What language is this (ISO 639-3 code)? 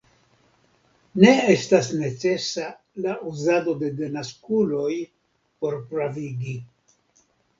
epo